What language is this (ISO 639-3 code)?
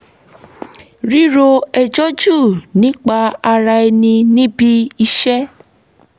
yor